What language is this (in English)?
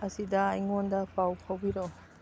Manipuri